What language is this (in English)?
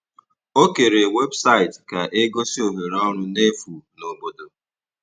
Igbo